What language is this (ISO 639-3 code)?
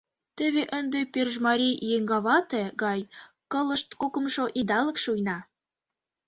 chm